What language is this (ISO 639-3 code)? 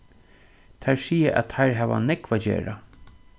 fao